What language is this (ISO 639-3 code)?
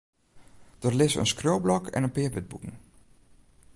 fry